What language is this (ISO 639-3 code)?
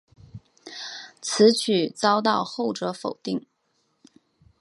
zho